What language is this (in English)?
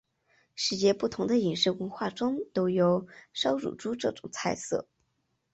Chinese